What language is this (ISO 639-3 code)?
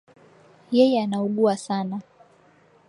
swa